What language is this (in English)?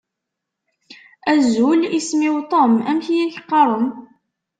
Kabyle